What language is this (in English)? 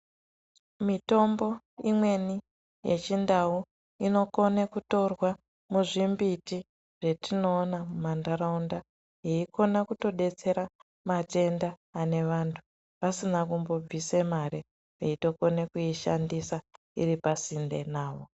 Ndau